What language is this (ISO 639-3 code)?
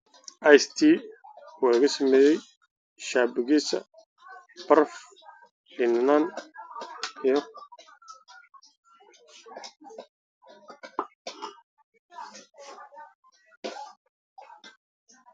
som